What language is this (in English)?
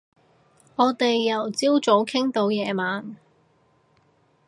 Cantonese